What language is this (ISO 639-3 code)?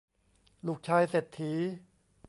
tha